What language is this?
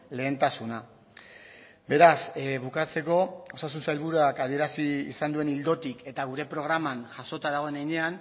Basque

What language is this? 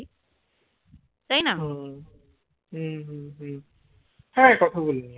Bangla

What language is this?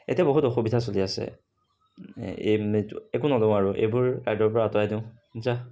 Assamese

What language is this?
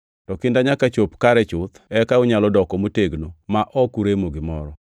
Luo (Kenya and Tanzania)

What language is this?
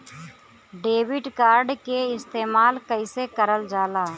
Bhojpuri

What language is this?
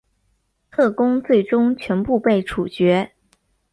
Chinese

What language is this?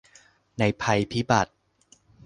Thai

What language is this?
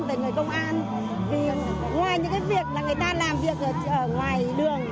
Vietnamese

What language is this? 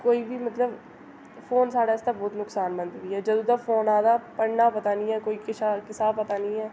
Dogri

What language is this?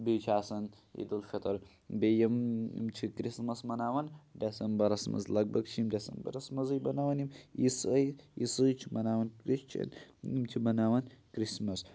Kashmiri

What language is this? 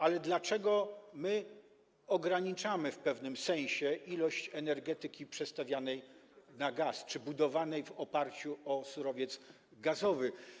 Polish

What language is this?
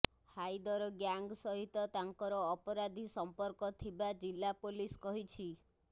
Odia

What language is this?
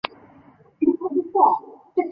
Chinese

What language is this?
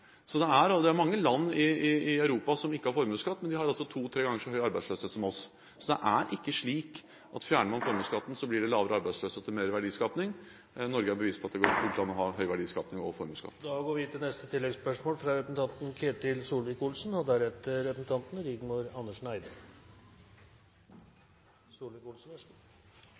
Norwegian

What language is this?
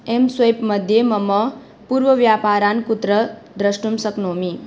Sanskrit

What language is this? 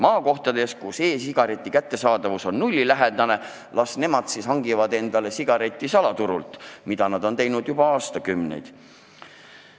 Estonian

